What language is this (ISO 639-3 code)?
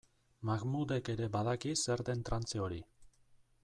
eus